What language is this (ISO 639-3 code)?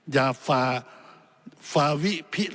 tha